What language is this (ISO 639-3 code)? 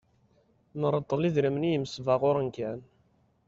kab